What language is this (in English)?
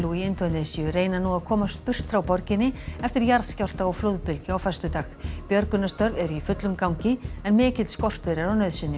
Icelandic